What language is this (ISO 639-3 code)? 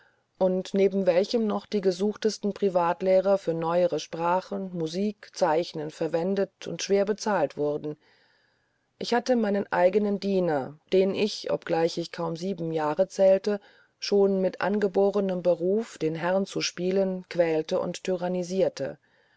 deu